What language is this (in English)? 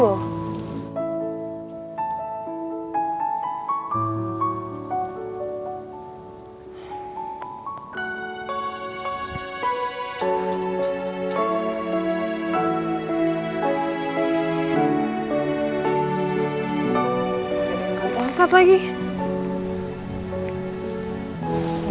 Indonesian